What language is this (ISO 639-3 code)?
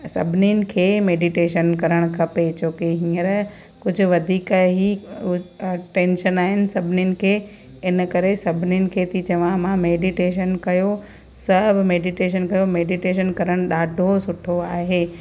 snd